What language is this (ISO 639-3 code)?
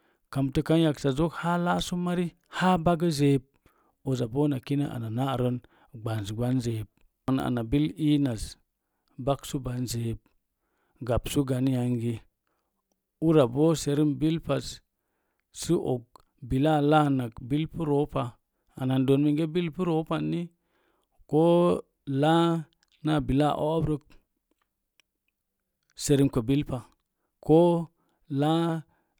ver